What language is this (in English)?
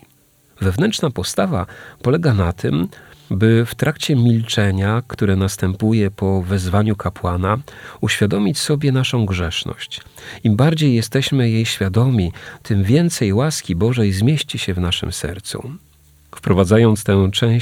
Polish